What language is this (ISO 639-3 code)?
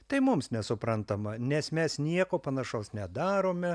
lit